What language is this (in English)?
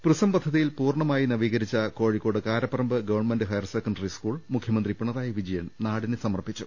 Malayalam